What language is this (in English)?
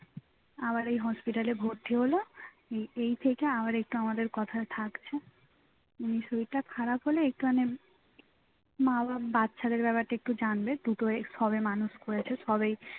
Bangla